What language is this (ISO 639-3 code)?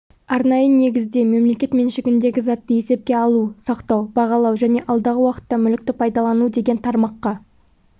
kaz